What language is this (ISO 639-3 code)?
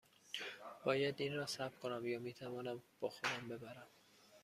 fas